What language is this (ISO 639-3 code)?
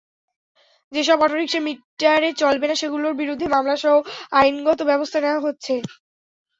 ben